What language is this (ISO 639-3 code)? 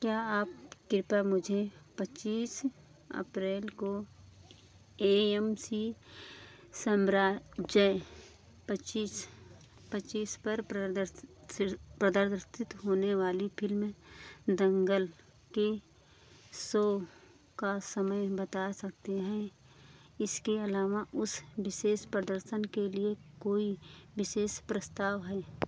hin